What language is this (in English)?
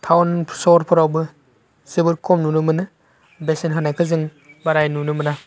Bodo